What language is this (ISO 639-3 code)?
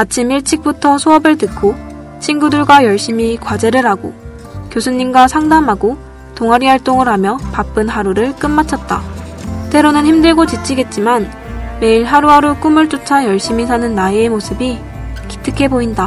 kor